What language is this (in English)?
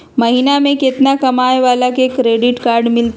Magahi